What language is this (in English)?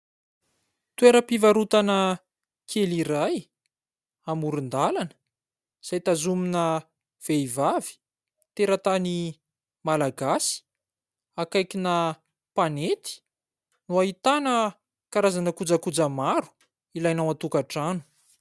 Malagasy